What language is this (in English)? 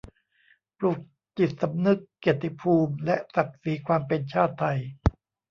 Thai